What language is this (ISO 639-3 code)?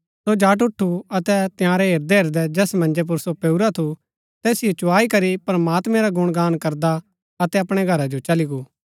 gbk